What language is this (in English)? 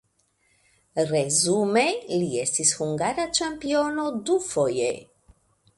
Esperanto